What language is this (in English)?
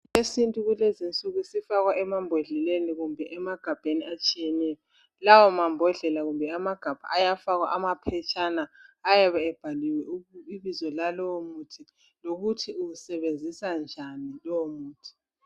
North Ndebele